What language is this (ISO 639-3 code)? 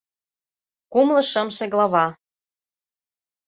chm